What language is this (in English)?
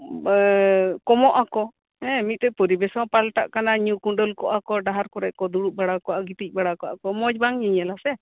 Santali